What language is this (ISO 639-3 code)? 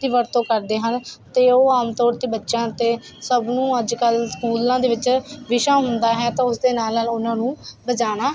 pan